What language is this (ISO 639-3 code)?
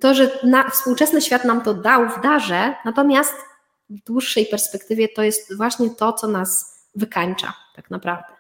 pol